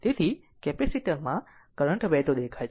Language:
Gujarati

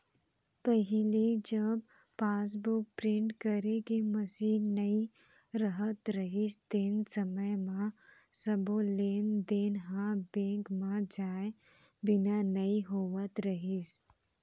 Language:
Chhattisgarhi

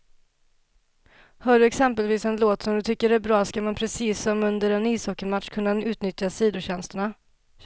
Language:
Swedish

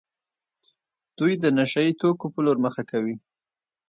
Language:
Pashto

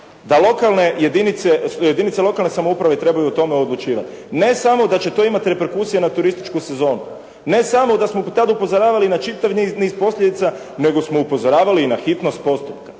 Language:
Croatian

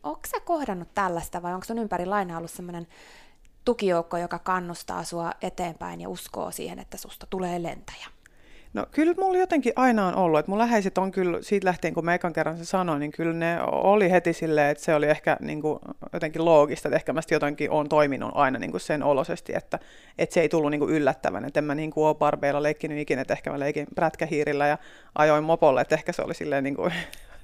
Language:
Finnish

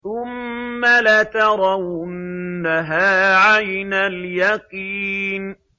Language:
Arabic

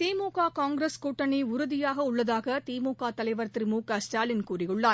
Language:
Tamil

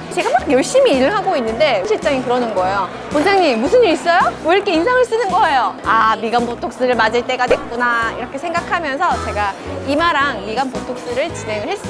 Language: Korean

